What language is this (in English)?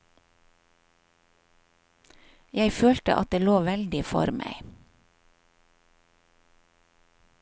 Norwegian